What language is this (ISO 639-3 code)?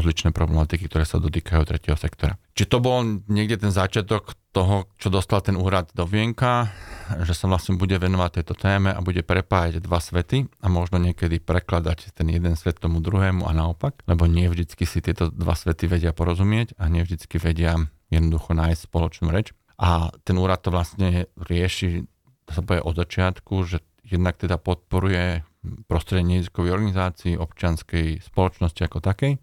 slk